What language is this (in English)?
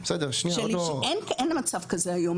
Hebrew